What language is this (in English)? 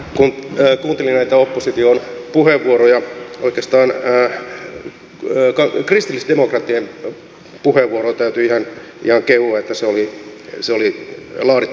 Finnish